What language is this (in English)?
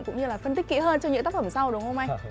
Vietnamese